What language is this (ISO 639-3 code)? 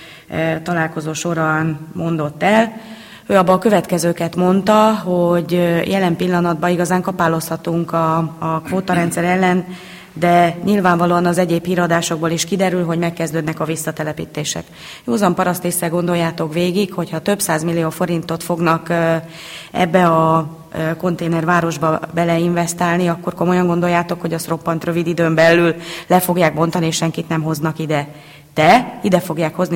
hun